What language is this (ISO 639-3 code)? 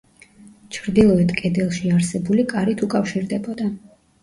kat